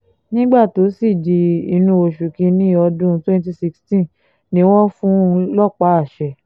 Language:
Yoruba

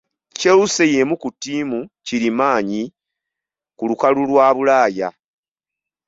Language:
Ganda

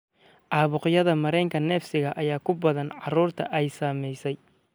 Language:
Somali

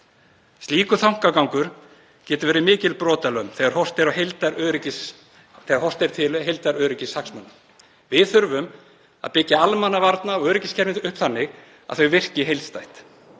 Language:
Icelandic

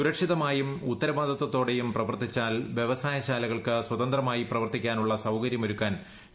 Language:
Malayalam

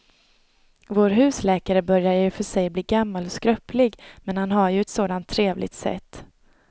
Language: Swedish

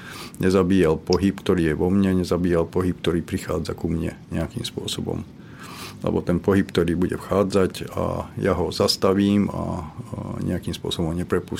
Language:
Slovak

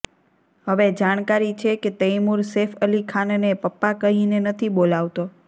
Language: Gujarati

